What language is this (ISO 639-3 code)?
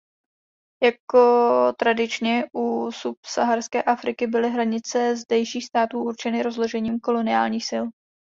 ces